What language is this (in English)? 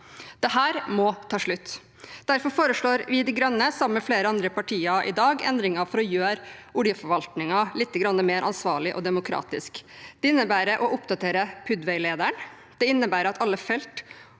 Norwegian